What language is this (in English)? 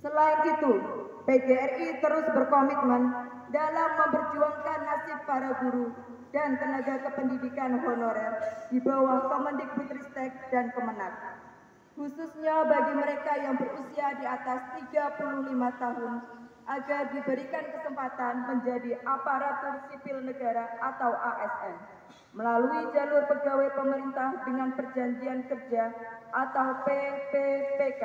Indonesian